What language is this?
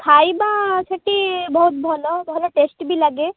Odia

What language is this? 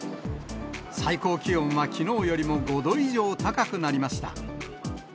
Japanese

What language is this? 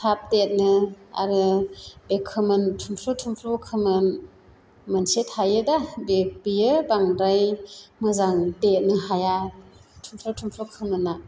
Bodo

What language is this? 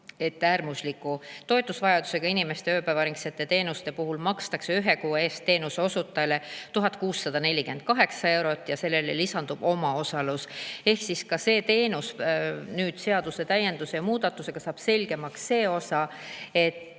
Estonian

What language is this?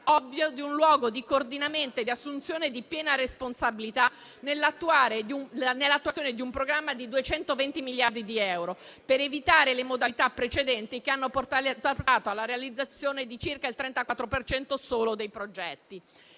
Italian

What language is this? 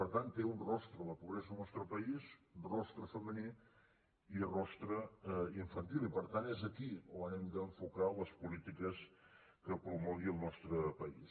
Catalan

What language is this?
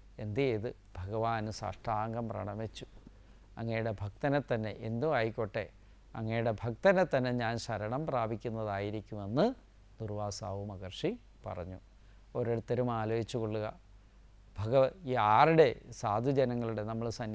Malayalam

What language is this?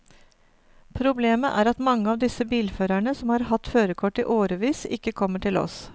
Norwegian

